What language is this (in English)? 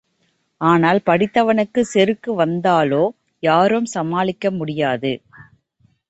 Tamil